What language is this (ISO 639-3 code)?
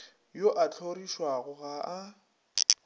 nso